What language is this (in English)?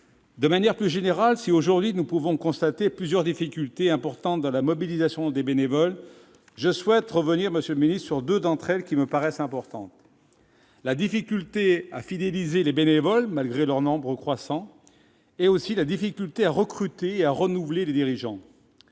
French